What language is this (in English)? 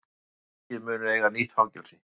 Icelandic